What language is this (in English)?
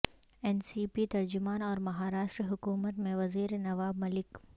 Urdu